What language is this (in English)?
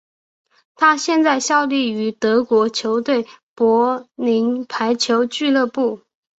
Chinese